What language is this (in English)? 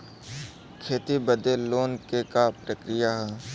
Bhojpuri